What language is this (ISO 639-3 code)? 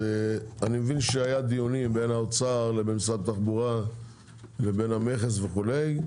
heb